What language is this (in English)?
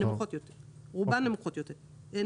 Hebrew